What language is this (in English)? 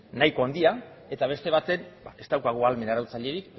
Basque